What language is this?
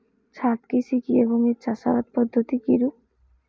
Bangla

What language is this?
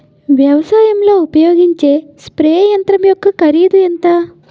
Telugu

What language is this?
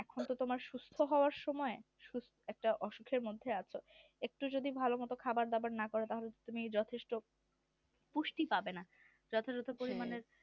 Bangla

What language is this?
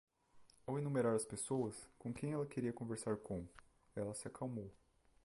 Portuguese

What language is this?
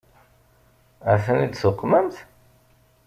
Kabyle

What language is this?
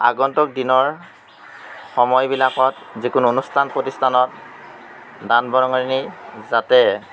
Assamese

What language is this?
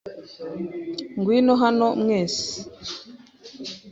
Kinyarwanda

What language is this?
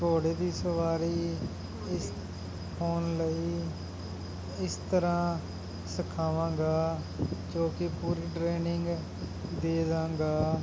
Punjabi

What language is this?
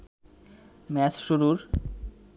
Bangla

